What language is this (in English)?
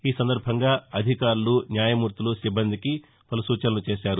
Telugu